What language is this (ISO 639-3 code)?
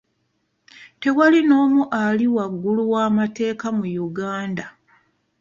lug